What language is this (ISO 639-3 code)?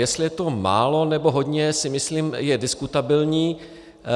ces